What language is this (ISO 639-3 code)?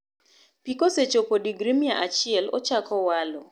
luo